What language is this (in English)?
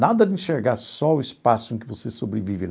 Portuguese